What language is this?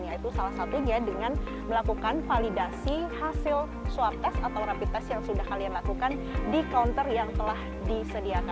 Indonesian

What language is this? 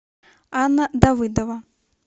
Russian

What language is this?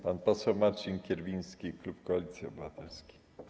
Polish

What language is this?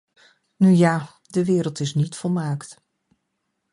Dutch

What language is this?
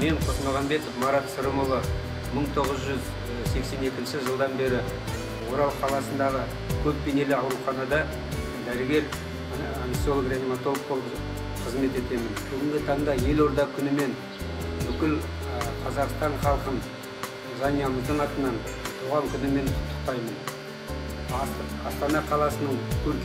Turkish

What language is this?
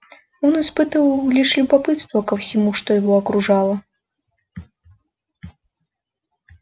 Russian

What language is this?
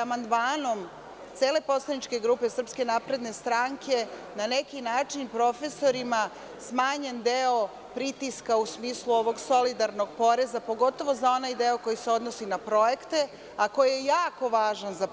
Serbian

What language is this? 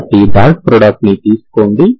Telugu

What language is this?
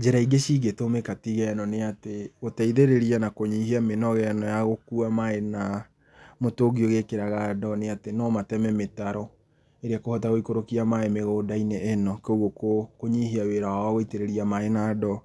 Kikuyu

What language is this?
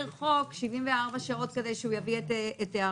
Hebrew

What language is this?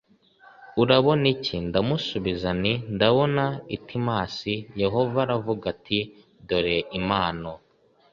Kinyarwanda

